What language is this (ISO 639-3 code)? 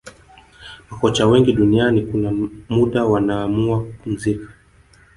swa